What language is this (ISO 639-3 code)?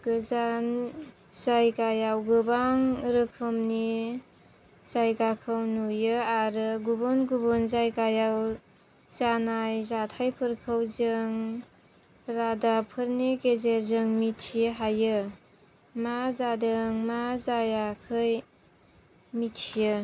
brx